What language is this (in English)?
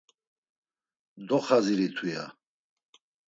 Laz